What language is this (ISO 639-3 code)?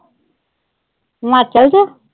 pan